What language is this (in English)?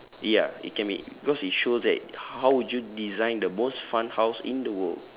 English